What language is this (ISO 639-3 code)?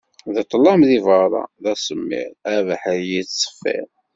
kab